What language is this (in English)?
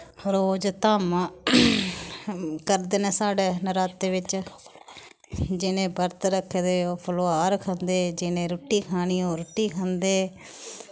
Dogri